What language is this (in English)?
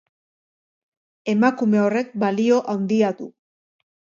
Basque